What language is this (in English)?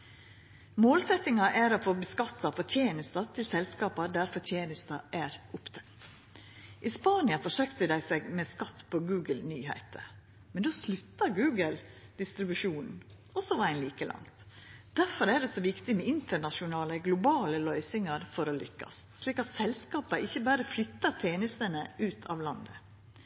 Norwegian Nynorsk